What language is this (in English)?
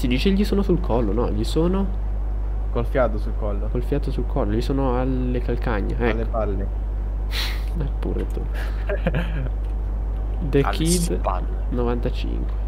Italian